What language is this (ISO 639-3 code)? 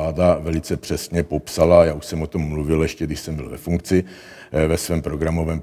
ces